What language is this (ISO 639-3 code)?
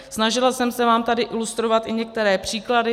ces